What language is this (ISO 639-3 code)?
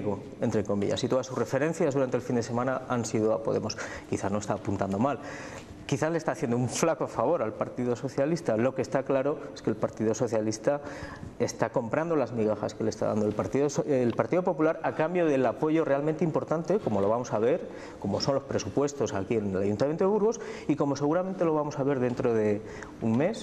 spa